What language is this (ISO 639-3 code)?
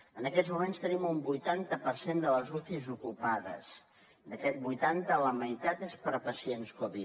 cat